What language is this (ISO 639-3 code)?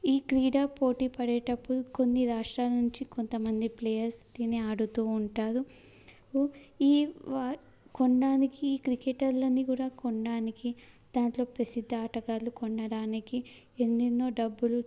tel